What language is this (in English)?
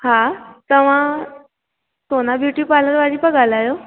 Sindhi